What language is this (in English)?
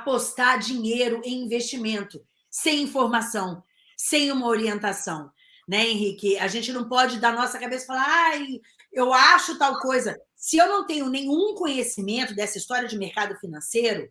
Portuguese